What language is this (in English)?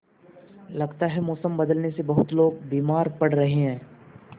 Hindi